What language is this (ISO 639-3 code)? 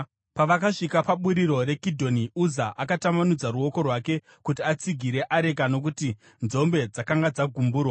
sna